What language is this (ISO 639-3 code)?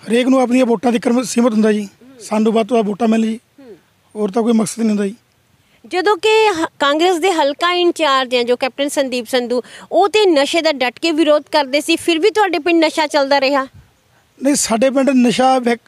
hin